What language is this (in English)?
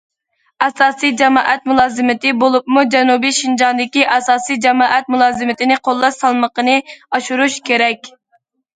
Uyghur